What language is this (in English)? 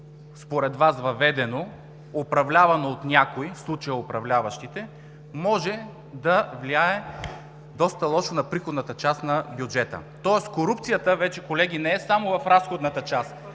Bulgarian